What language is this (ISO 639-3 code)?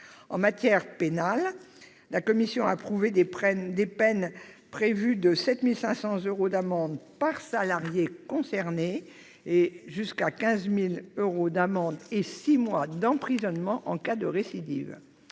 fra